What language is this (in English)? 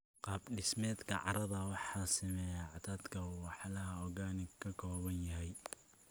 Somali